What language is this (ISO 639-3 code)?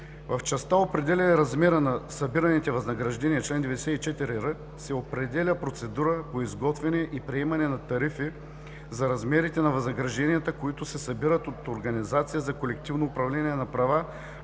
bul